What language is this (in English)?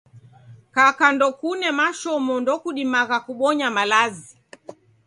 Taita